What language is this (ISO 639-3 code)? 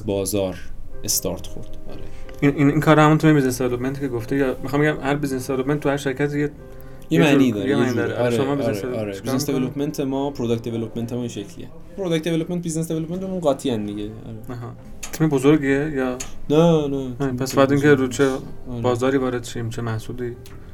fas